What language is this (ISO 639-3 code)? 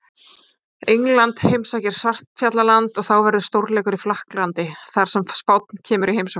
isl